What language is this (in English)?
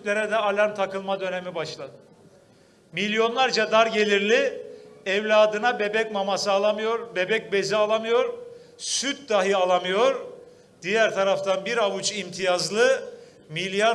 Turkish